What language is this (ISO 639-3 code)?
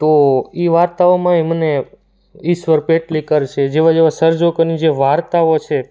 guj